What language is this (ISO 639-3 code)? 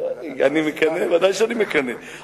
heb